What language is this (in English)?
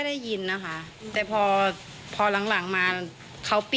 Thai